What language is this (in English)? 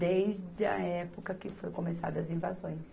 Portuguese